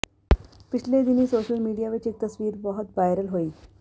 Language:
Punjabi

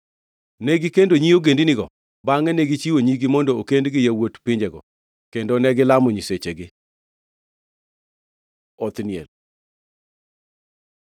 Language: Luo (Kenya and Tanzania)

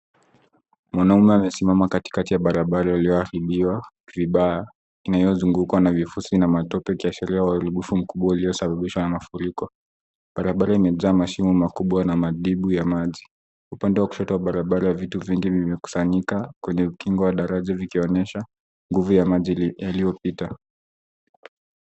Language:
Swahili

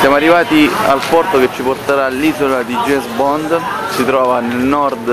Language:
Italian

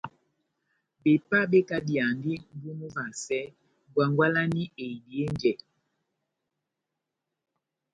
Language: Batanga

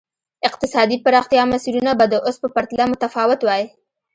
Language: Pashto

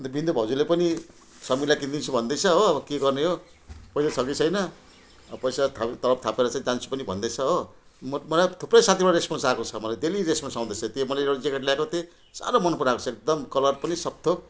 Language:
Nepali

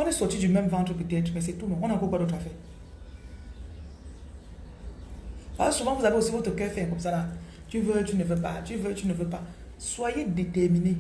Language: French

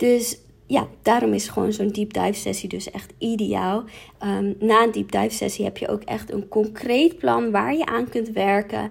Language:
Dutch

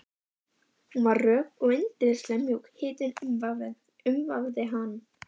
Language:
Icelandic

